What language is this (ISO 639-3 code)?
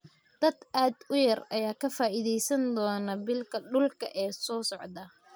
som